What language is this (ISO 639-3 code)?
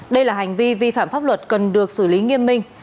vie